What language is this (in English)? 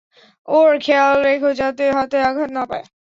Bangla